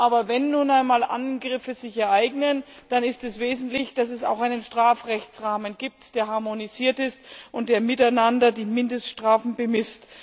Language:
German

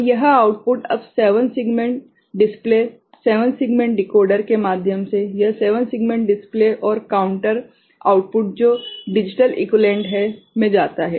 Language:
Hindi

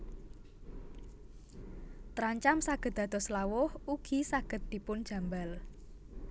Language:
Javanese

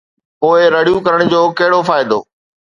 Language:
Sindhi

